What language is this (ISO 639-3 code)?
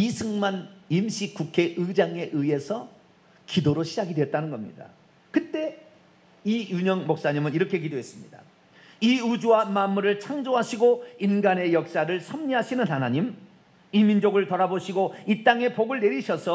kor